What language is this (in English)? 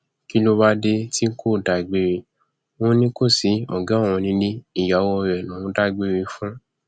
Yoruba